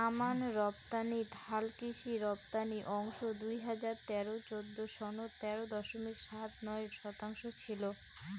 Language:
Bangla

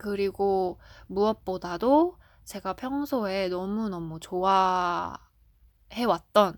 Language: Korean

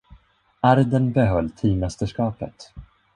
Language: Swedish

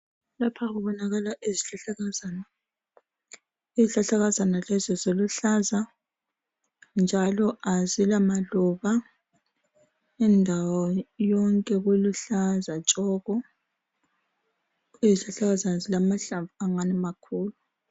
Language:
North Ndebele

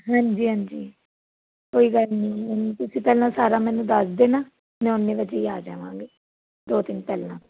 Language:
Punjabi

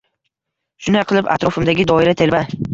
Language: Uzbek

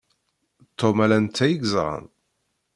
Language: Kabyle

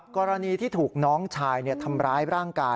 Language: Thai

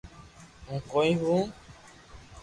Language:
Loarki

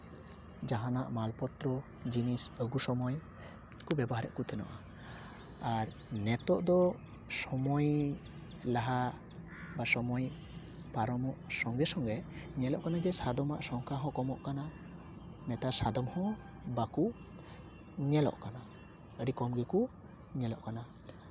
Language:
Santali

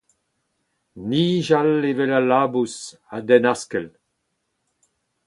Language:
Breton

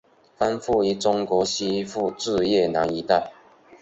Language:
Chinese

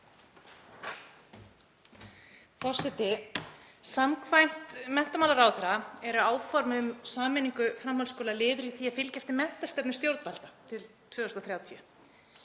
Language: Icelandic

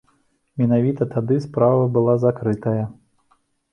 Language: Belarusian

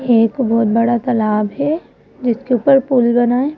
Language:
Hindi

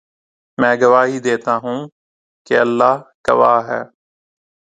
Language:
Urdu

